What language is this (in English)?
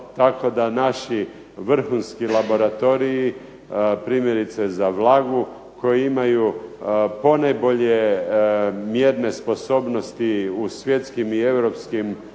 Croatian